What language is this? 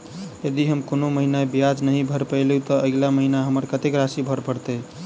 Maithili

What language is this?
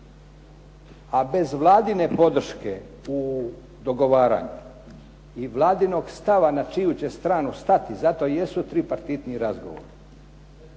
Croatian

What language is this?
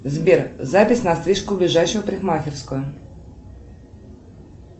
Russian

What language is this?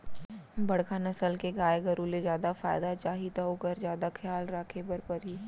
Chhattisgarhi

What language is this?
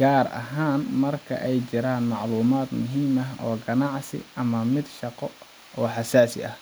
Somali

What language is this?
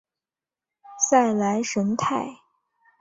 Chinese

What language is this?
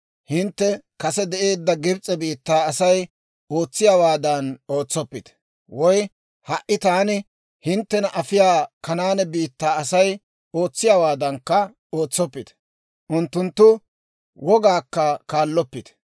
Dawro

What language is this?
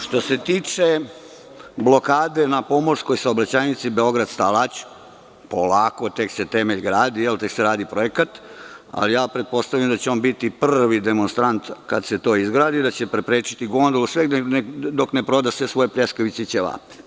Serbian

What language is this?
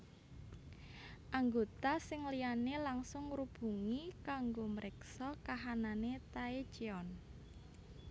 Javanese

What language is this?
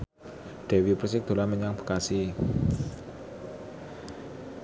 Javanese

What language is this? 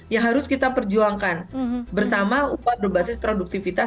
Indonesian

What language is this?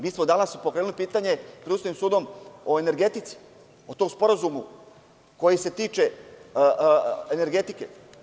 Serbian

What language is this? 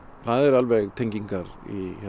Icelandic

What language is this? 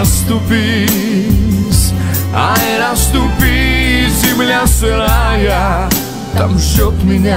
Ukrainian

